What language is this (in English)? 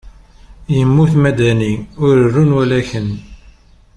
Kabyle